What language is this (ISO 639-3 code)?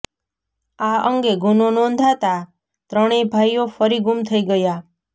guj